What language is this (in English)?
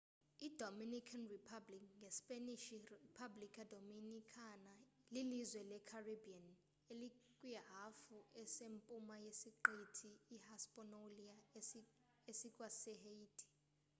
Xhosa